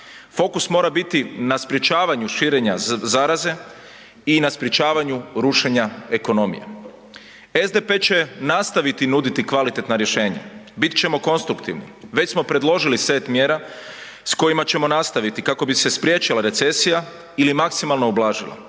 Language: Croatian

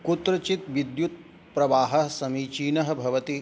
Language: Sanskrit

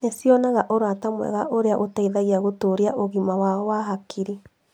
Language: Kikuyu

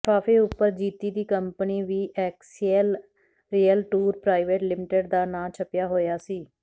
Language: Punjabi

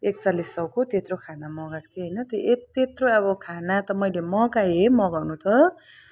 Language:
Nepali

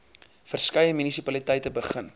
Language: Afrikaans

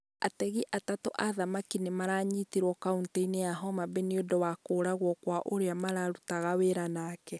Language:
Kikuyu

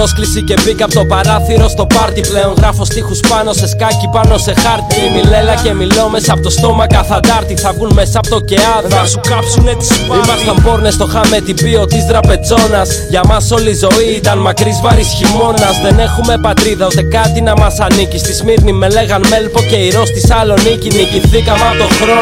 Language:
Greek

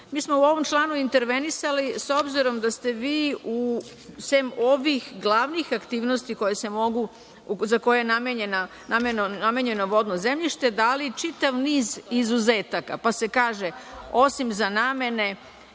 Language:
Serbian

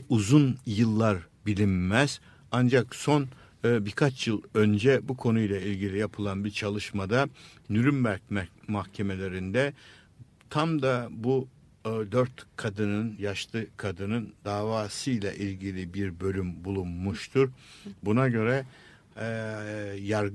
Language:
Turkish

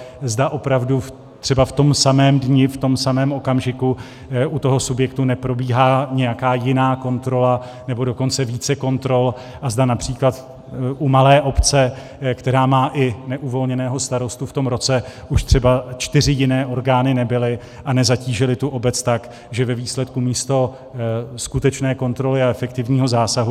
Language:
Czech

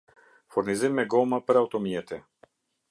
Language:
Albanian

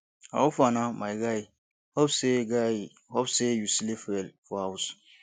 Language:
Nigerian Pidgin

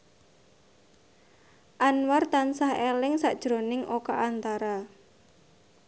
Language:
Javanese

